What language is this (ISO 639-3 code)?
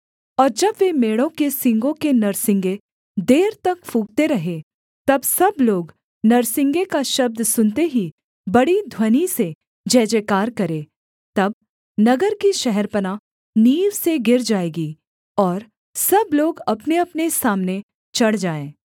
hin